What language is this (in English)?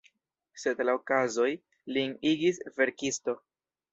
Esperanto